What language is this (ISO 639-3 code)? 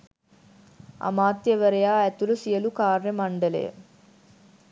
sin